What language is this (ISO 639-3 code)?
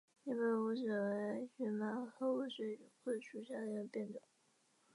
zho